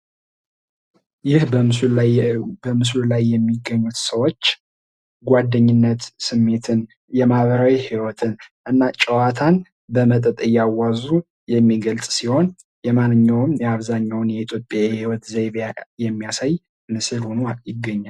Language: Amharic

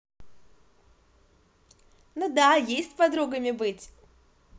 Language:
Russian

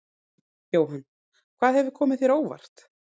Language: Icelandic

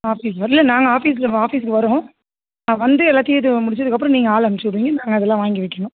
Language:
Tamil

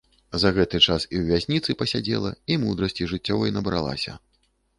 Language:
Belarusian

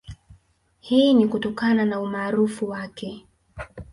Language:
Swahili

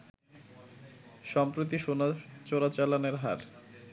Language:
Bangla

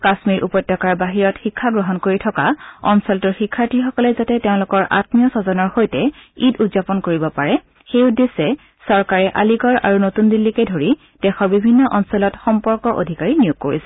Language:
Assamese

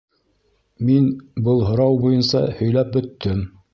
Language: Bashkir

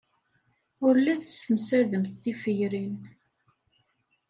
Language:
Kabyle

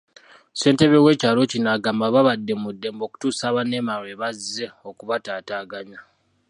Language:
Ganda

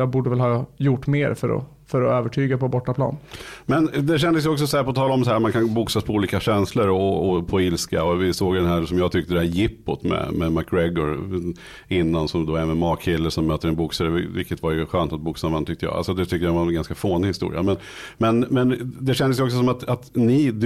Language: Swedish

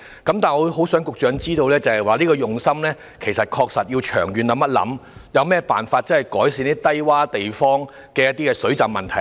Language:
Cantonese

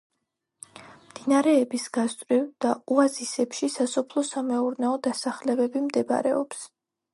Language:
Georgian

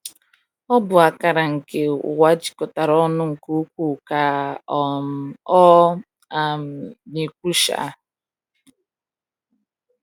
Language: Igbo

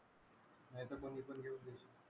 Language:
Marathi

